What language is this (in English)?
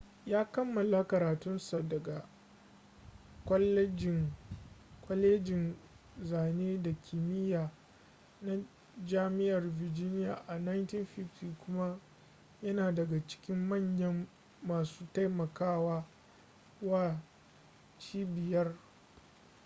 Hausa